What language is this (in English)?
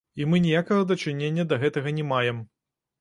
Belarusian